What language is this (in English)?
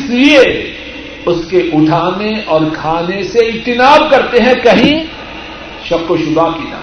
Urdu